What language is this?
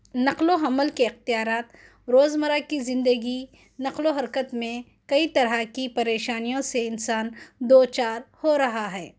Urdu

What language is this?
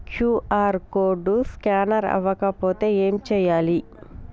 Telugu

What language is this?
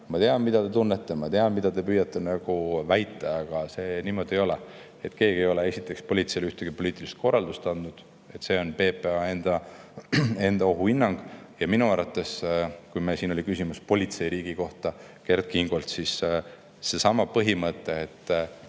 Estonian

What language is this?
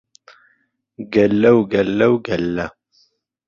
Central Kurdish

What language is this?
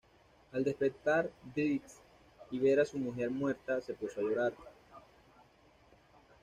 Spanish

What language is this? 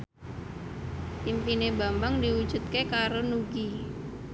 Javanese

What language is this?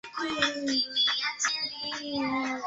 Swahili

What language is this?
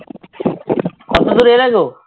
Bangla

